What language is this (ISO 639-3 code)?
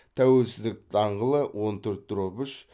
kaz